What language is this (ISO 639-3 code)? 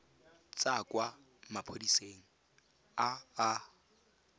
tsn